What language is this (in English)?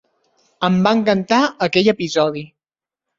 Catalan